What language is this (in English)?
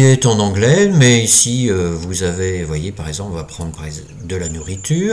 French